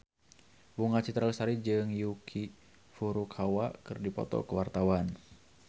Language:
Sundanese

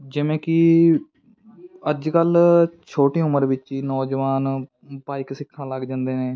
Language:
Punjabi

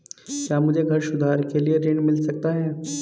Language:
Hindi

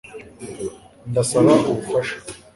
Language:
Kinyarwanda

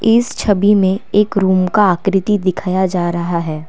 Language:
Hindi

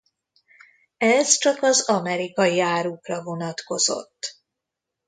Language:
Hungarian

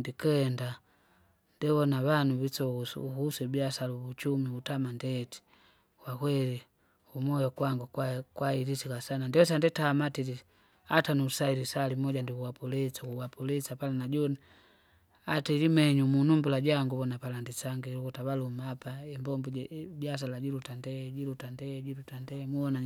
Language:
Kinga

